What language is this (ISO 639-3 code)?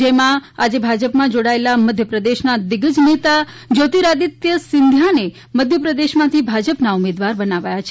guj